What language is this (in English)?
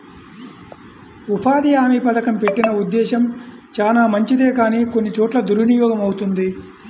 Telugu